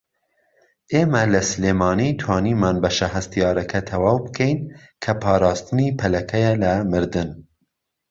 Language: Central Kurdish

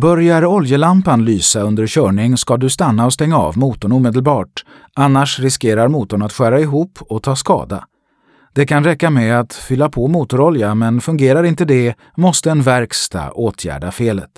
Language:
Swedish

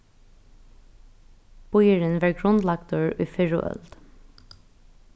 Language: Faroese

